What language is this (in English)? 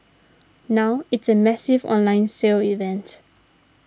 English